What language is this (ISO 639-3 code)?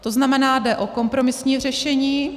ces